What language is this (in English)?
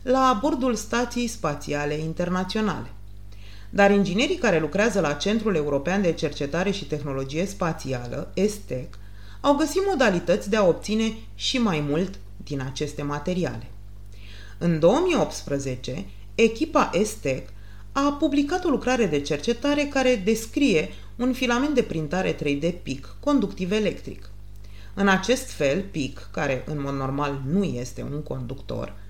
Romanian